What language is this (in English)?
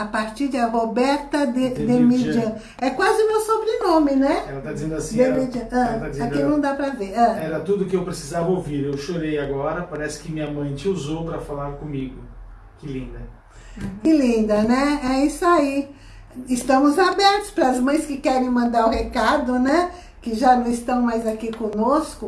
Portuguese